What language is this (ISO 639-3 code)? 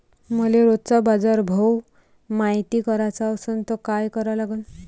mar